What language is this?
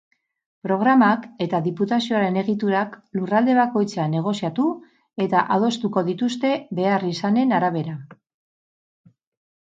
Basque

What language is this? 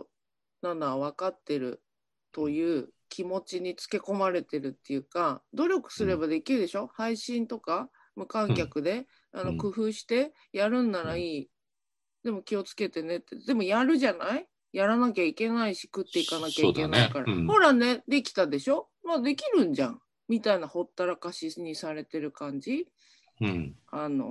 Japanese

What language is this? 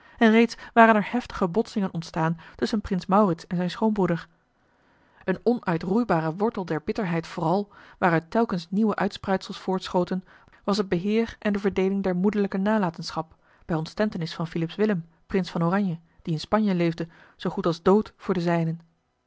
Dutch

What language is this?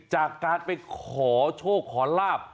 Thai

